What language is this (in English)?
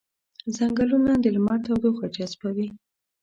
Pashto